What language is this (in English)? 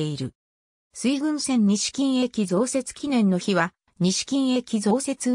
Japanese